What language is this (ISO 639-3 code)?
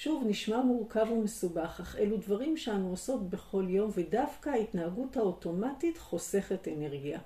heb